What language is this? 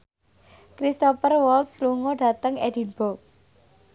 Javanese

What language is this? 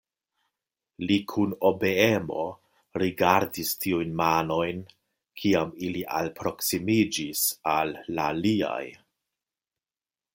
Esperanto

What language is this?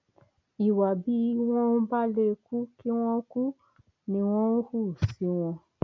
Yoruba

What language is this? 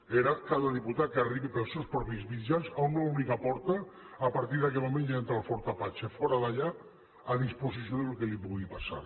Catalan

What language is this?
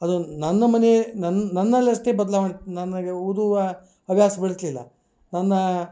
Kannada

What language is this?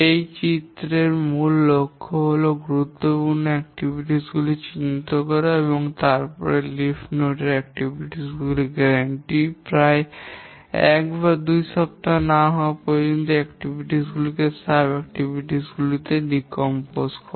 Bangla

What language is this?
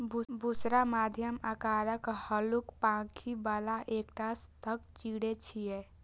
Maithili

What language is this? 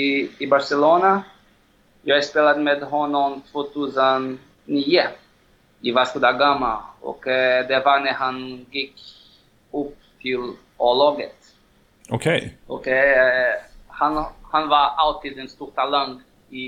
Swedish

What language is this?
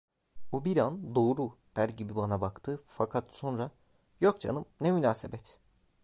Turkish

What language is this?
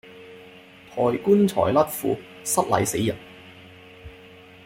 Cantonese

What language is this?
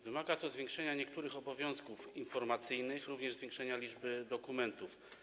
Polish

